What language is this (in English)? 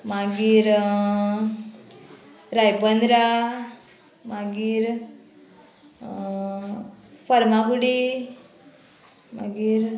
Konkani